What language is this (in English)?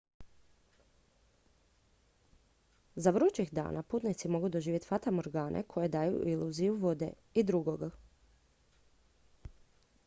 Croatian